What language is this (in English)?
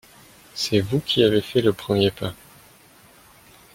French